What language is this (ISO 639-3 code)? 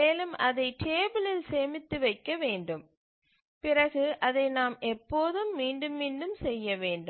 tam